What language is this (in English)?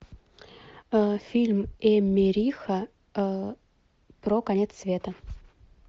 Russian